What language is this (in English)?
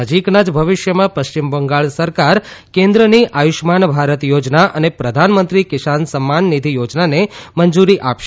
Gujarati